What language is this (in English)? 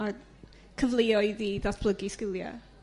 Welsh